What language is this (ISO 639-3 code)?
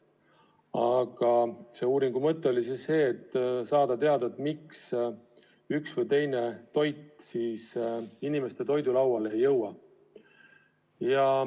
est